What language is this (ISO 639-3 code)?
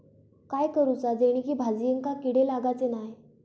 mar